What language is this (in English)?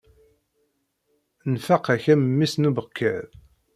Kabyle